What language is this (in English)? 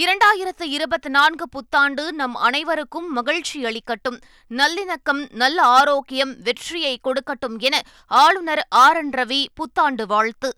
Tamil